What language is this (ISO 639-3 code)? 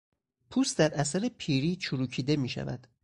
fas